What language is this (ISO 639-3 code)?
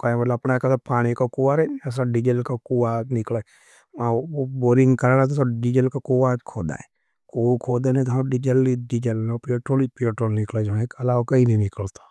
noe